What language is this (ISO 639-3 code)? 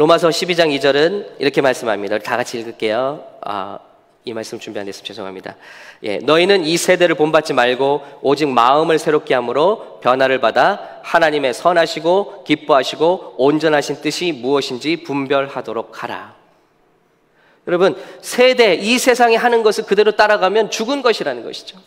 kor